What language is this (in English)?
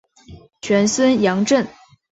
Chinese